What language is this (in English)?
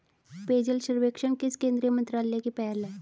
Hindi